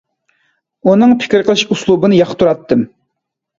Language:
Uyghur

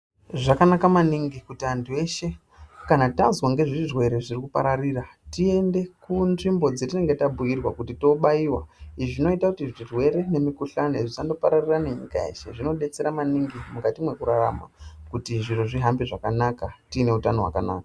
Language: Ndau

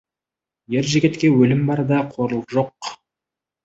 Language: Kazakh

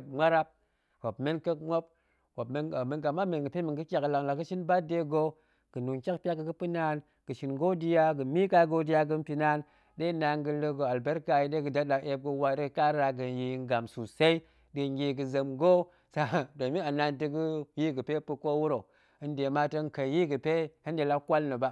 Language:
Goemai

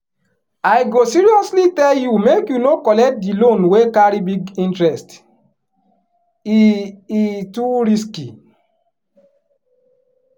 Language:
Nigerian Pidgin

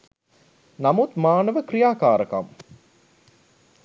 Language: Sinhala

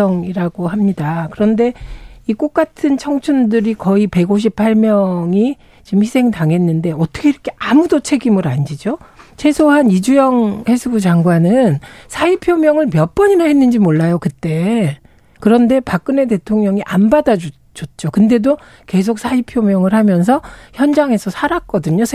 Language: Korean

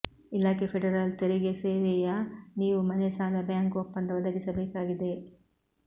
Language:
Kannada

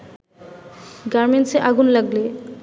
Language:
Bangla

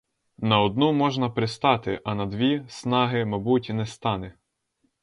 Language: Ukrainian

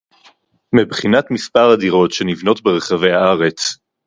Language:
Hebrew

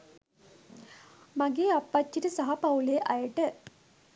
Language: Sinhala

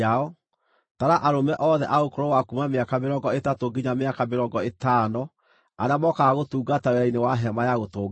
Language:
Kikuyu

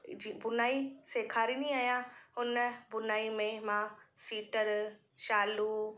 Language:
Sindhi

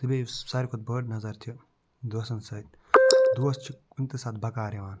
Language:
Kashmiri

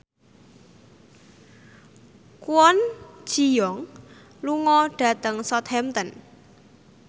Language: Javanese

